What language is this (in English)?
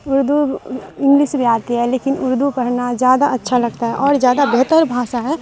Urdu